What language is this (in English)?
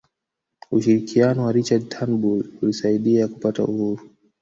Swahili